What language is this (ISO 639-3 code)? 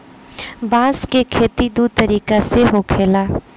bho